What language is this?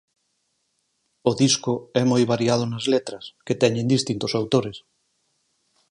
Galician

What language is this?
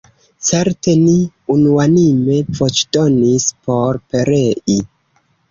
Esperanto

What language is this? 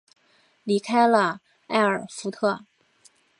Chinese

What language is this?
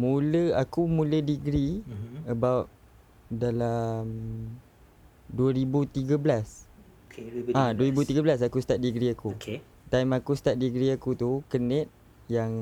Malay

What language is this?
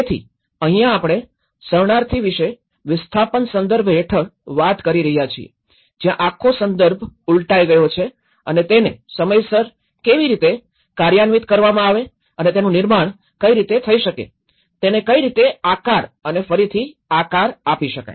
Gujarati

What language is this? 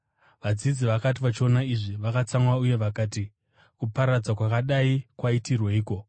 Shona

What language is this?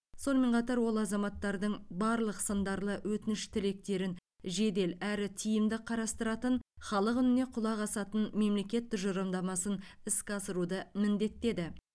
Kazakh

